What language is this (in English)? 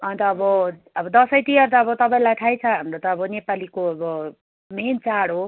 Nepali